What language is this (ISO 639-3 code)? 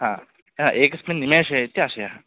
san